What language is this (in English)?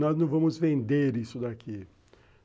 Portuguese